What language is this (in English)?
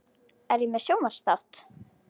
Icelandic